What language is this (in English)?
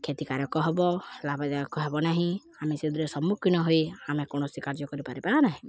Odia